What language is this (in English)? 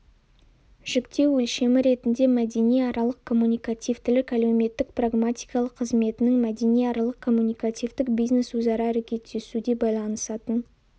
Kazakh